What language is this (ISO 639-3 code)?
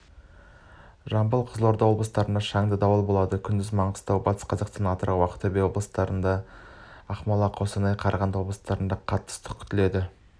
kaz